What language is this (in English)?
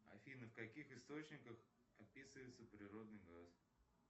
Russian